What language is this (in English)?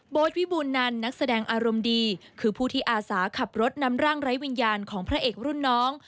Thai